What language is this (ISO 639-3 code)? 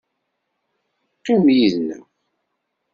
kab